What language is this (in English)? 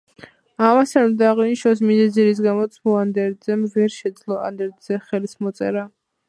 Georgian